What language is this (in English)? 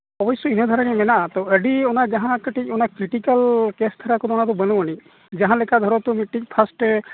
Santali